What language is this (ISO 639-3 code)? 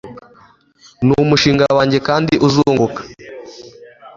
kin